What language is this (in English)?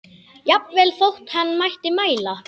Icelandic